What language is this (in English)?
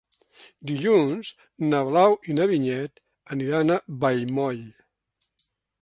Catalan